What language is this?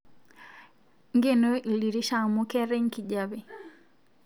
Masai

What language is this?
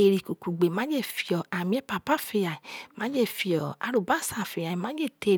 Isoko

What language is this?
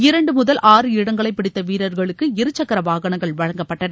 Tamil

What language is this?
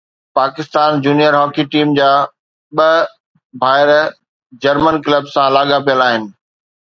Sindhi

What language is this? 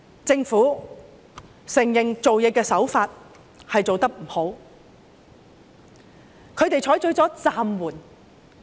Cantonese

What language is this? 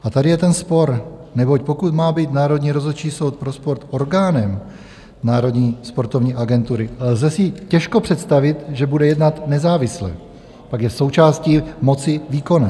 Czech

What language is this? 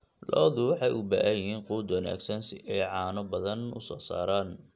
Somali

